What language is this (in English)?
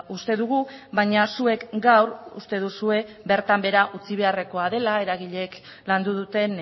Basque